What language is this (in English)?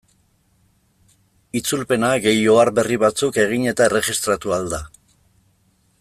Basque